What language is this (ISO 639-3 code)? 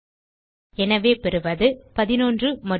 tam